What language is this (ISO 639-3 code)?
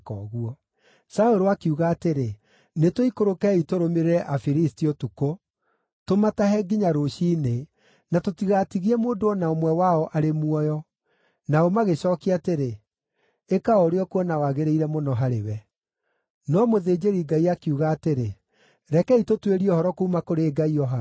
kik